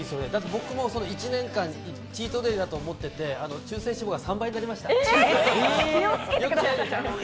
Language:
Japanese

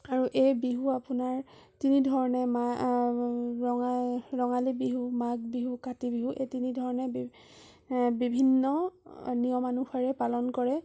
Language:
Assamese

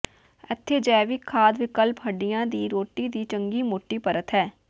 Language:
Punjabi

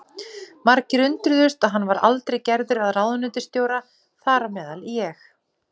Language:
Icelandic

